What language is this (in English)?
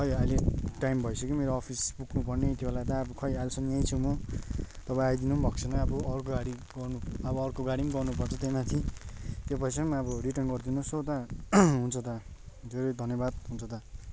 Nepali